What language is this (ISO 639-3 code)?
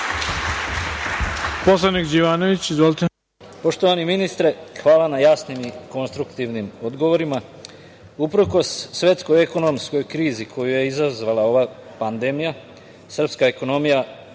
srp